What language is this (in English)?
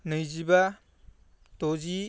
Bodo